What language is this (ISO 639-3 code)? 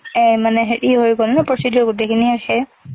asm